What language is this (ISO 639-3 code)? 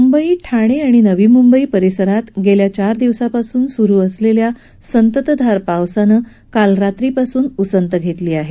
mar